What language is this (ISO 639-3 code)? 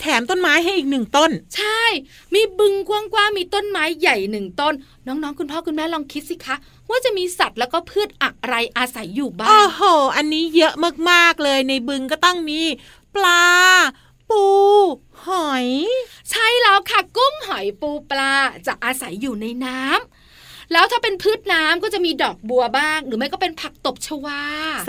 tha